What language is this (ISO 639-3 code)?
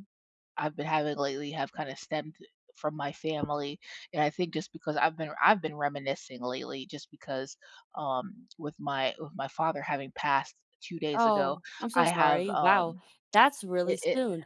eng